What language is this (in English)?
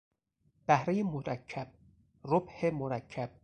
Persian